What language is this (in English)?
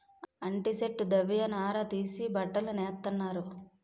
Telugu